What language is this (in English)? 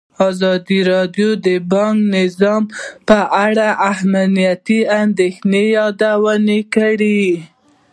Pashto